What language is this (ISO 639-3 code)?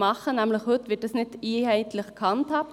gsw